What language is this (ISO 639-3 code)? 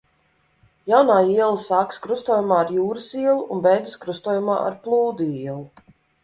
lav